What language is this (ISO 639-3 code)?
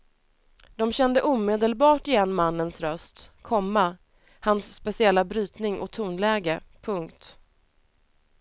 swe